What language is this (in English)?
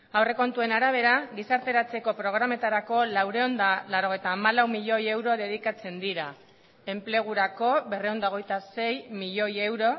Basque